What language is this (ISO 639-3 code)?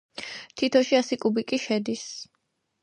kat